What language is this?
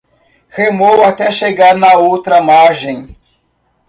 Portuguese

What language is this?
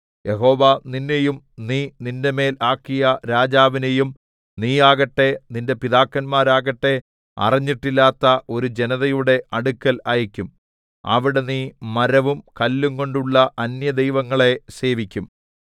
Malayalam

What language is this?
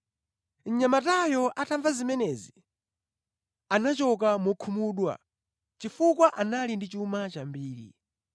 Nyanja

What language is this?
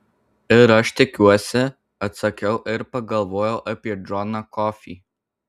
Lithuanian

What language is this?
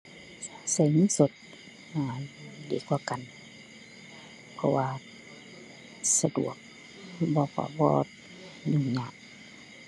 Thai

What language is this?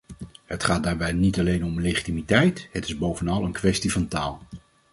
Dutch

